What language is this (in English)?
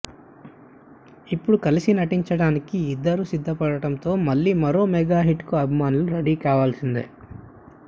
Telugu